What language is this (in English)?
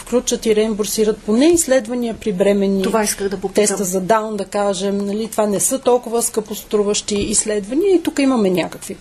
Bulgarian